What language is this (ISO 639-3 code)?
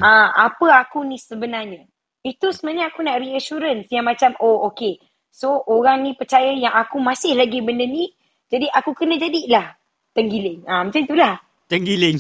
msa